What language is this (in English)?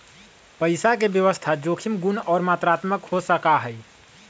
Magahi